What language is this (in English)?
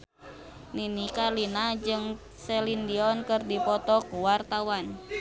Sundanese